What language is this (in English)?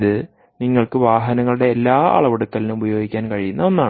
Malayalam